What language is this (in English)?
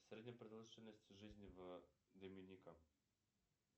Russian